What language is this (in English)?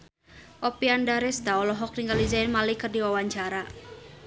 Sundanese